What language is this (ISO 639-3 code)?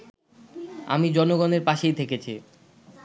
ben